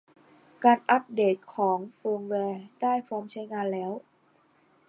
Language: Thai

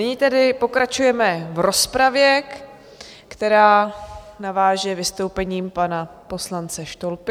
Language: Czech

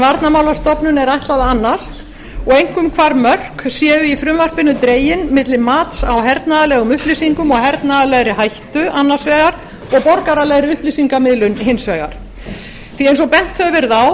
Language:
Icelandic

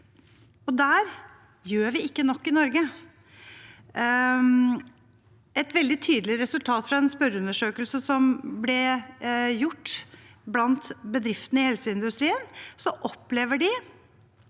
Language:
Norwegian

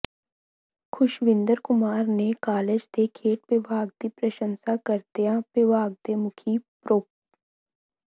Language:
Punjabi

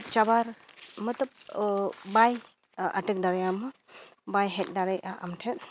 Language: Santali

